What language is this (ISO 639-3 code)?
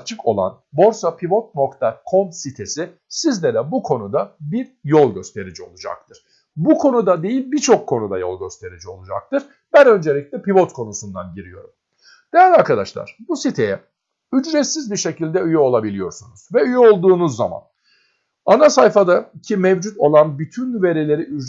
tur